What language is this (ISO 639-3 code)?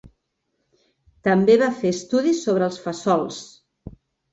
cat